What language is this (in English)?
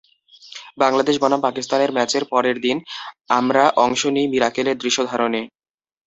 Bangla